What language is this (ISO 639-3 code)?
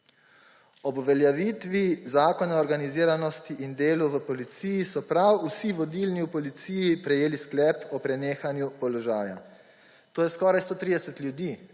slv